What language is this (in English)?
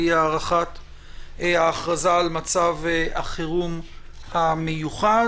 Hebrew